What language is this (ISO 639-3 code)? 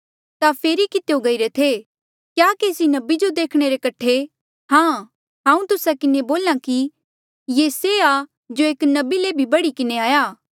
mjl